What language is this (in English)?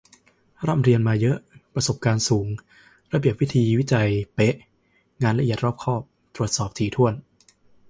Thai